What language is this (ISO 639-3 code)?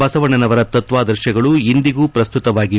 kan